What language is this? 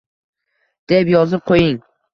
Uzbek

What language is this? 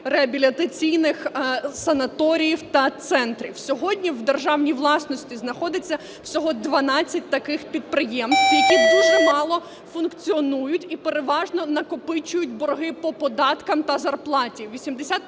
Ukrainian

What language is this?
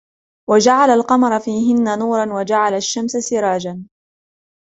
Arabic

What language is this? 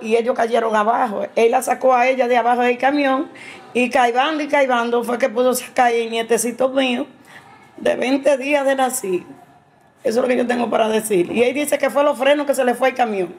Spanish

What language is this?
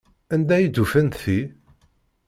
Kabyle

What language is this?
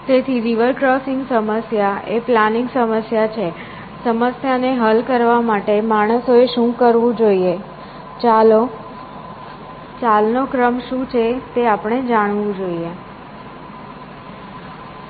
Gujarati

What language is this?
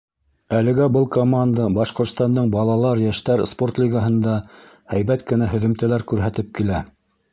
Bashkir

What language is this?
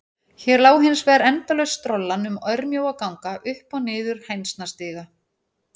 Icelandic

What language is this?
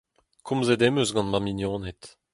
Breton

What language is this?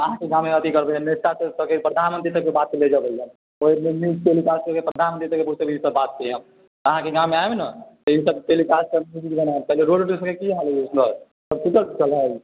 Maithili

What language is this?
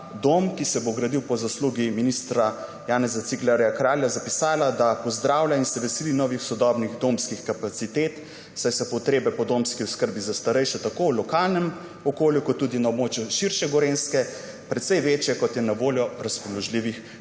Slovenian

